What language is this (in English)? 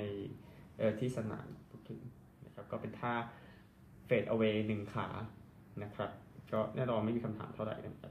Thai